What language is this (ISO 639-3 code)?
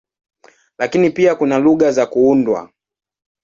swa